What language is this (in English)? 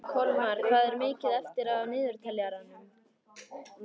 Icelandic